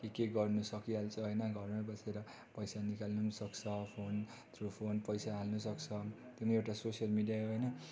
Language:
Nepali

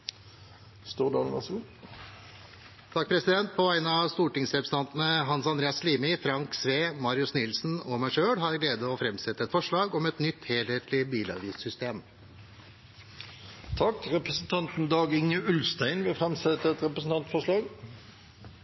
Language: Norwegian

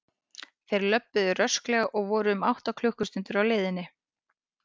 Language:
Icelandic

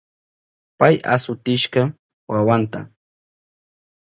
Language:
Southern Pastaza Quechua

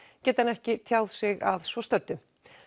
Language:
Icelandic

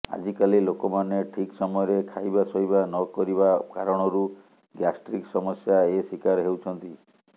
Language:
Odia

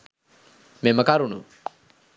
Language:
Sinhala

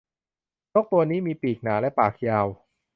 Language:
Thai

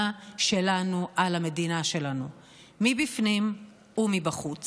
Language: Hebrew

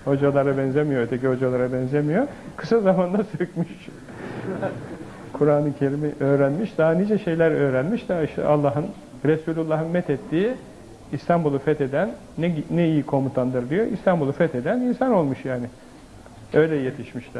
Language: Turkish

